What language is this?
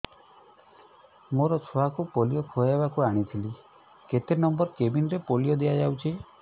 Odia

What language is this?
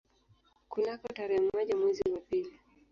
Swahili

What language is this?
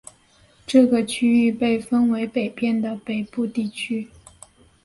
Chinese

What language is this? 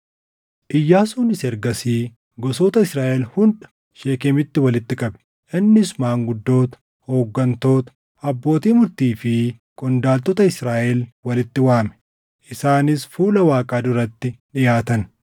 Oromo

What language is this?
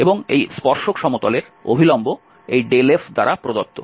Bangla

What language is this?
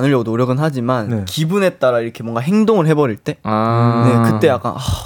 Korean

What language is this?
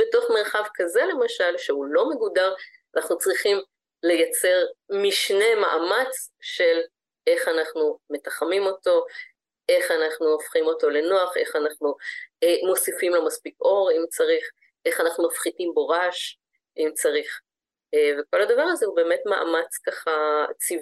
Hebrew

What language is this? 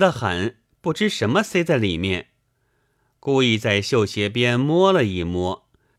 Chinese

